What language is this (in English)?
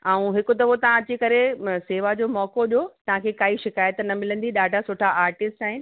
Sindhi